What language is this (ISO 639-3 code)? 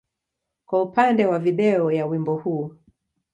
swa